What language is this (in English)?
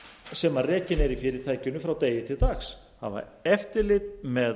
Icelandic